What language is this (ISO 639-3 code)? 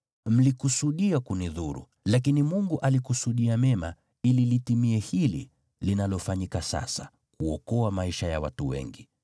swa